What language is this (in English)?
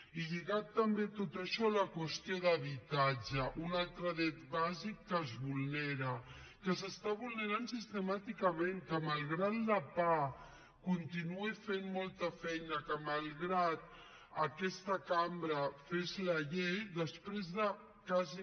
Catalan